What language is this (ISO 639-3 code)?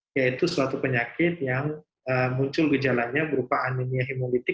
ind